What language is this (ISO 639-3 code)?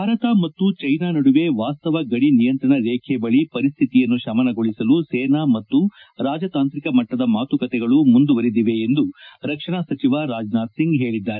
kan